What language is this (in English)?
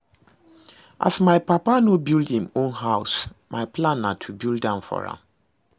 Nigerian Pidgin